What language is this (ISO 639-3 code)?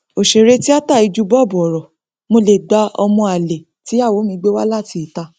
yor